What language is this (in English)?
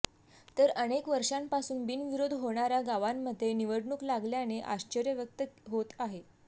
Marathi